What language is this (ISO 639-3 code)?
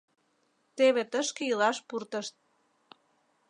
chm